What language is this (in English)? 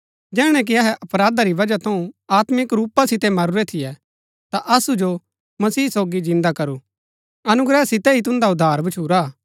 Gaddi